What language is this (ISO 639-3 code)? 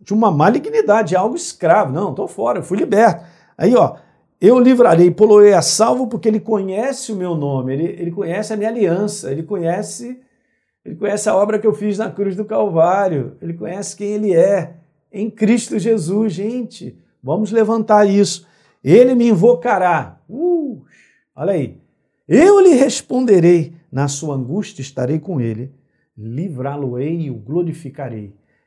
por